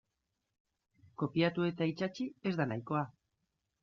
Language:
Basque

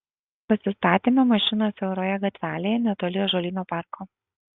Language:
Lithuanian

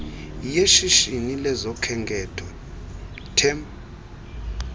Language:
Xhosa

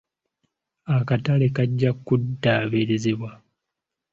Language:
Ganda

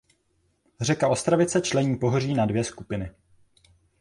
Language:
Czech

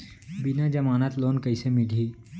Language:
Chhattisgarhi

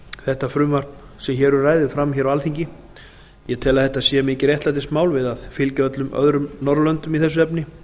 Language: Icelandic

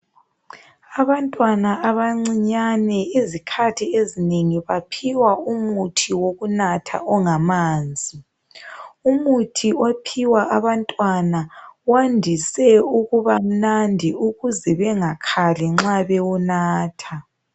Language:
North Ndebele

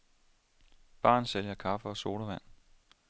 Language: Danish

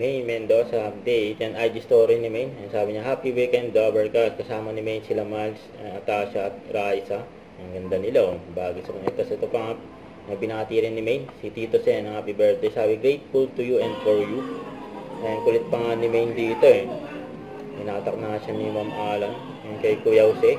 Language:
Filipino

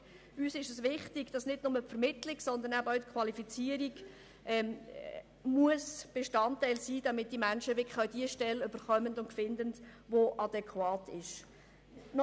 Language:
Swiss German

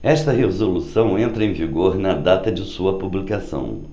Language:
Portuguese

